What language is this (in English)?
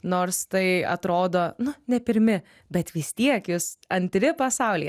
Lithuanian